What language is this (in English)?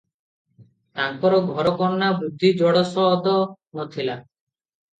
Odia